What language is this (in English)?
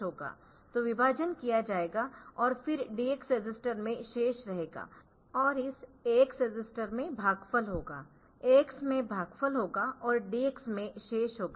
Hindi